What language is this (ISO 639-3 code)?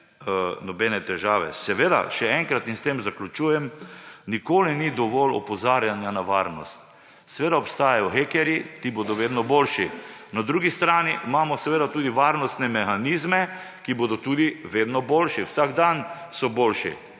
slv